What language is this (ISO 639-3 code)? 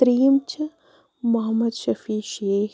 kas